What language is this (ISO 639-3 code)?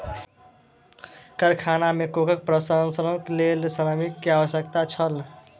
mai